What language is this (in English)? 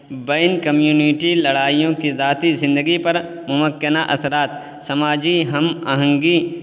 Urdu